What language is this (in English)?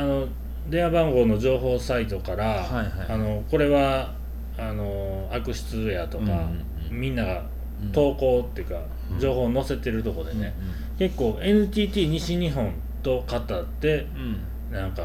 Japanese